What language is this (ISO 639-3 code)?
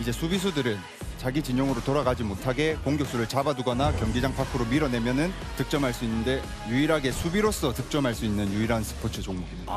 kor